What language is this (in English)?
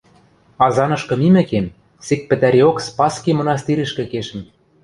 Western Mari